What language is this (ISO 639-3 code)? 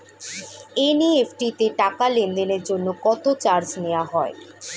ben